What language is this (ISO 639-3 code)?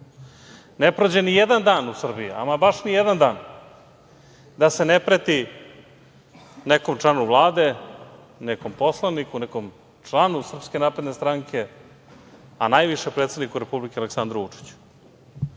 srp